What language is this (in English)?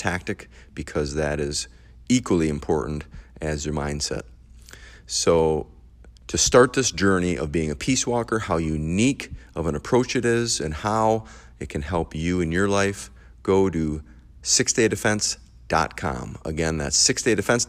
English